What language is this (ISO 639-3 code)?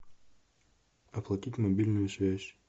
rus